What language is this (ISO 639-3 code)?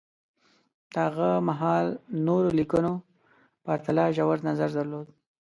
pus